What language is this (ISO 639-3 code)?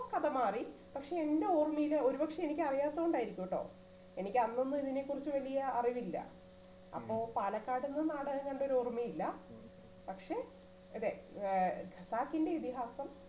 mal